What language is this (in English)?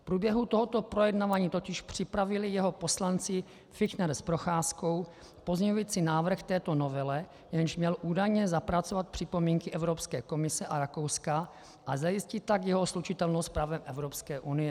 Czech